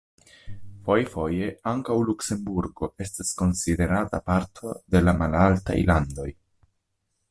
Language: Esperanto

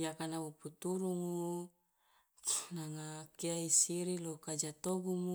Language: Loloda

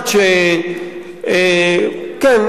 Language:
Hebrew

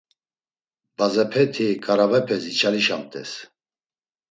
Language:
Laz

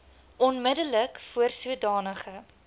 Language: Afrikaans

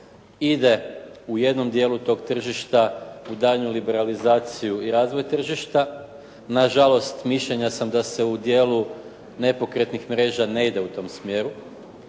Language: Croatian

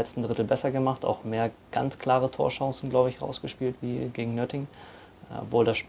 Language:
German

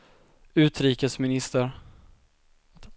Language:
Swedish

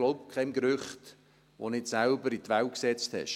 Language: Swiss German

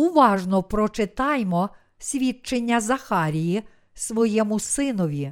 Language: Ukrainian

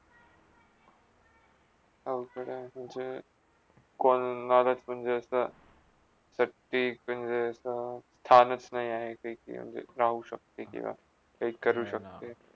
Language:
Marathi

